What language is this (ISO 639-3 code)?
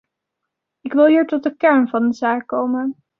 nld